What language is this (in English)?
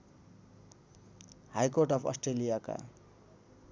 Nepali